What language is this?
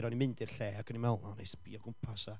Welsh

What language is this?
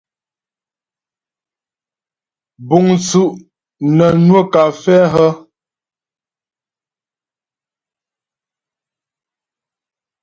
Ghomala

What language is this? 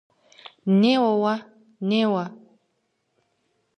Kabardian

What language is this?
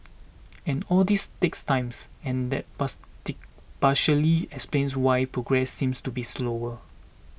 English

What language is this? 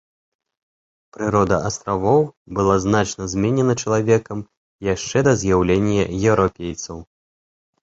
Belarusian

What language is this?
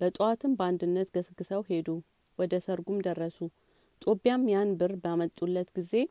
Amharic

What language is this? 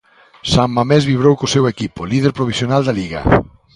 Galician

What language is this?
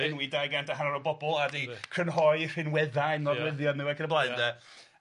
Welsh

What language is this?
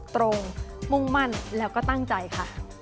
Thai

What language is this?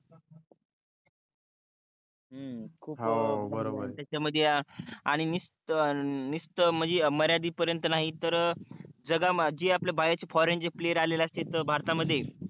Marathi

